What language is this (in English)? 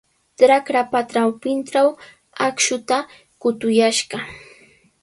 Sihuas Ancash Quechua